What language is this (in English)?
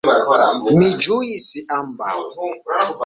Esperanto